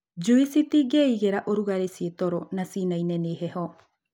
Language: Kikuyu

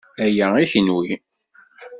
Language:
Kabyle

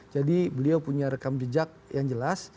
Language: Indonesian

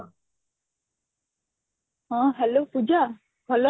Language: Odia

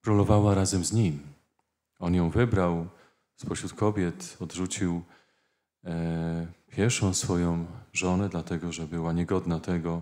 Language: Polish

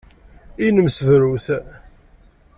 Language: Kabyle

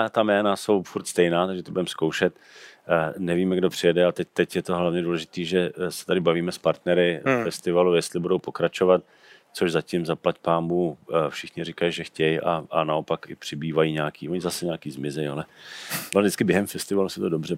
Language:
Czech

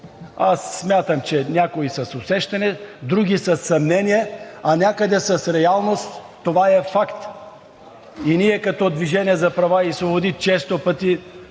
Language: Bulgarian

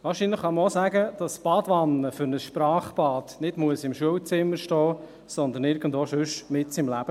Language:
Swiss German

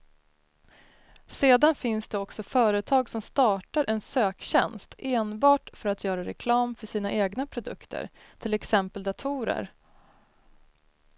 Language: Swedish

